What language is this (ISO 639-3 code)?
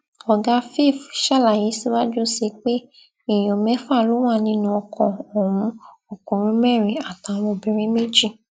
yor